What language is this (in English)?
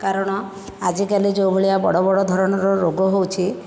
Odia